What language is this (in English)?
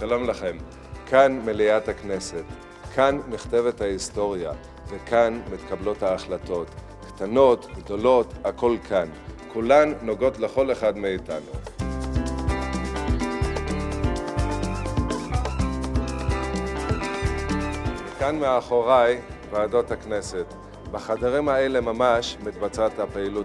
Hebrew